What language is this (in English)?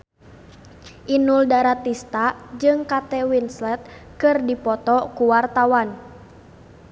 Sundanese